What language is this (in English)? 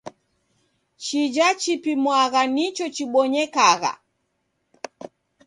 Taita